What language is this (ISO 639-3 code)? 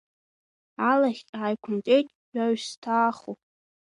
abk